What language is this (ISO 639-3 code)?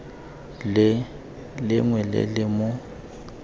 tsn